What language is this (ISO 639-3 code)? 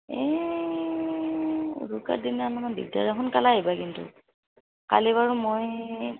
asm